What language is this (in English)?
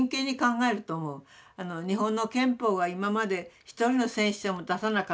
Japanese